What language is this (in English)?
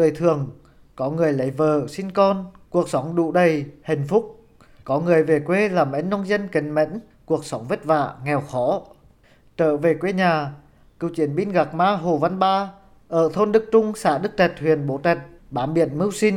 Vietnamese